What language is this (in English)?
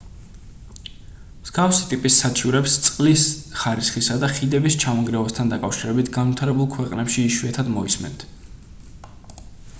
Georgian